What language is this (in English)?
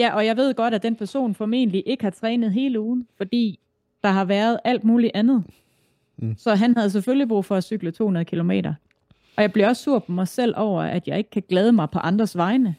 Danish